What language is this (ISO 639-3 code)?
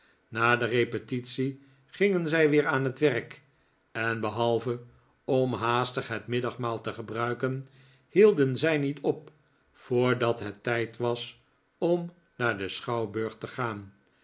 nld